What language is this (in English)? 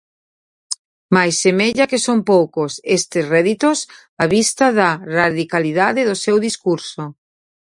Galician